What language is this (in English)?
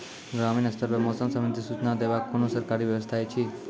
Maithili